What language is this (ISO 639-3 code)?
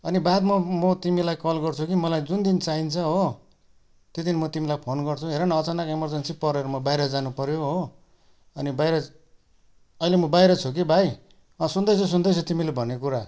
nep